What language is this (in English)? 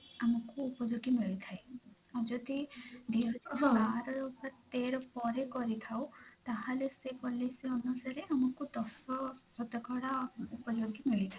Odia